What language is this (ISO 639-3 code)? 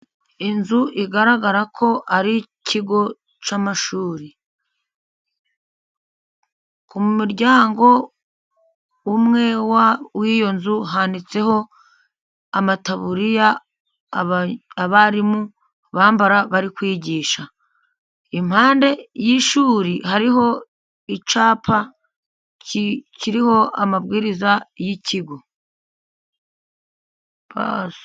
kin